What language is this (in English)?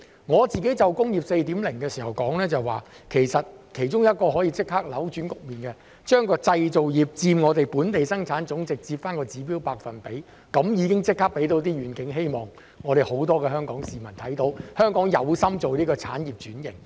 Cantonese